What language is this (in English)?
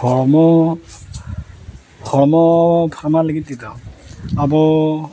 Santali